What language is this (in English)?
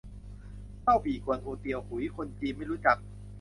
Thai